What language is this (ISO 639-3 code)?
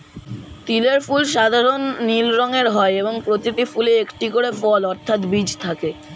ben